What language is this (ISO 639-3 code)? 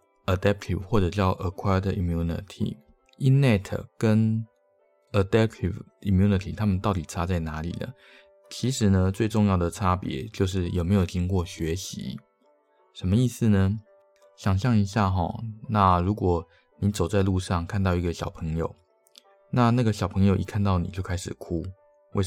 zho